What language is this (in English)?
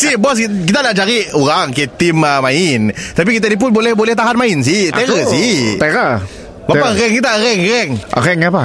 Malay